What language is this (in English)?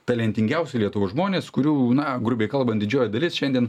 Lithuanian